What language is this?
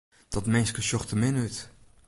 Western Frisian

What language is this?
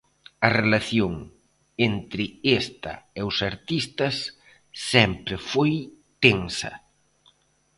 Galician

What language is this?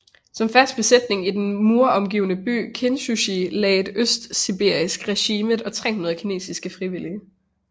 Danish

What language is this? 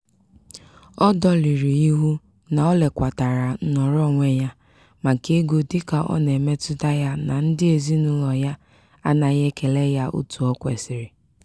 Igbo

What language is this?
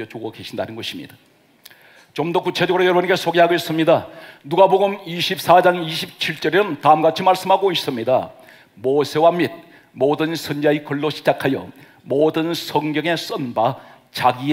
Korean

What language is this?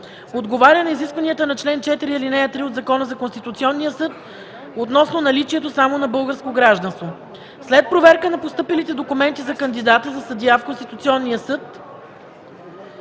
Bulgarian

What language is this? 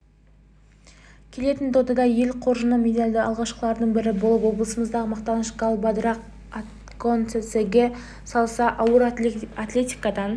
Kazakh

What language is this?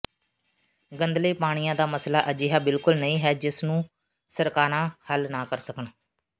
Punjabi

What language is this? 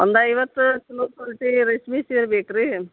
Kannada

